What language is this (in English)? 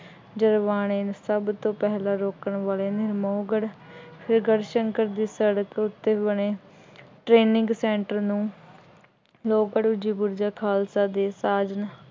Punjabi